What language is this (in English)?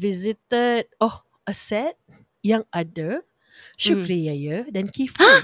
Malay